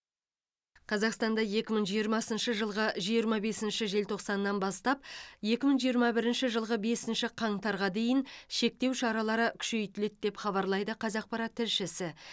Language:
Kazakh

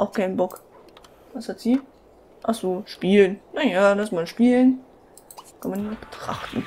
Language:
German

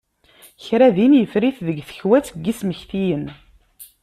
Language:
Kabyle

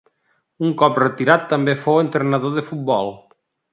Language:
Catalan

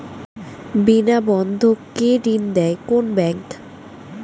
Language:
Bangla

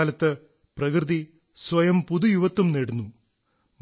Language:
Malayalam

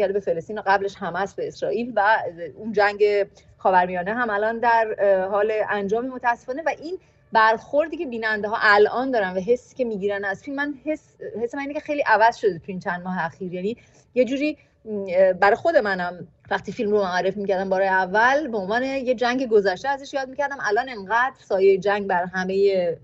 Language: Persian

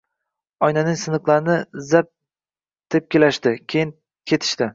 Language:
Uzbek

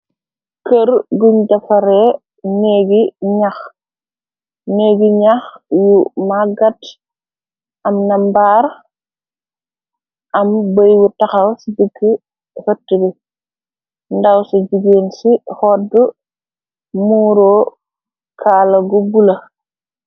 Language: Wolof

